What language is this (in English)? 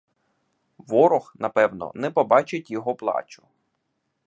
Ukrainian